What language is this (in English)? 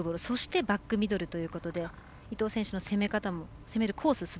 Japanese